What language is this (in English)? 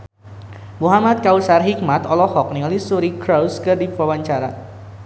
Sundanese